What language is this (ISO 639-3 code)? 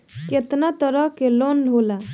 bho